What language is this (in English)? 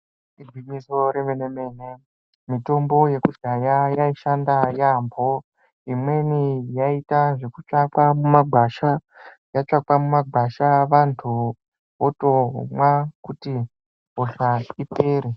Ndau